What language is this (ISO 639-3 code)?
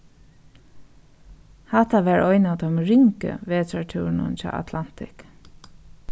fao